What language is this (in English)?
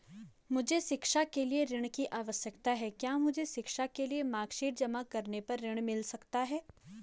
Hindi